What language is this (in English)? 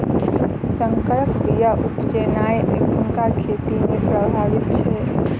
Maithili